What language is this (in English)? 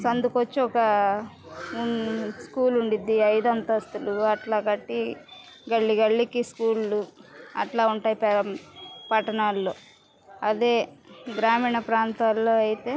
Telugu